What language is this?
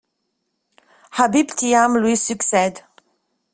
French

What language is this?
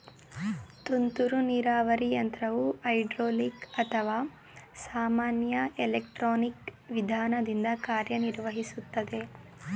Kannada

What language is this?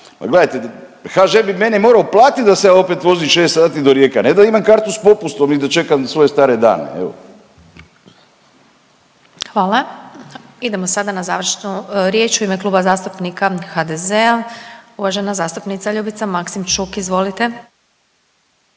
Croatian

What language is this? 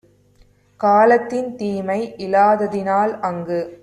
Tamil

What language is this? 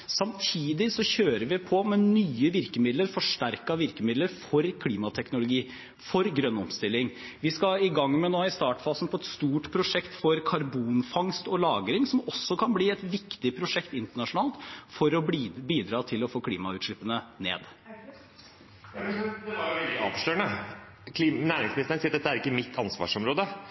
Norwegian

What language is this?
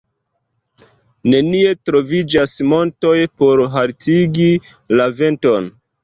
Esperanto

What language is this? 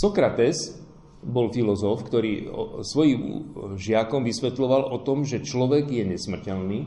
Slovak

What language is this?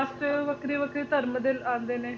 Punjabi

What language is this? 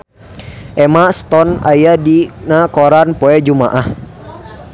Sundanese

